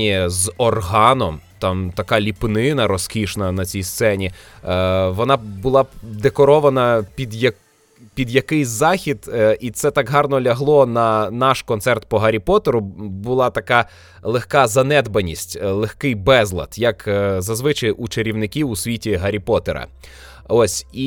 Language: Ukrainian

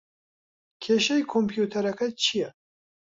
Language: Central Kurdish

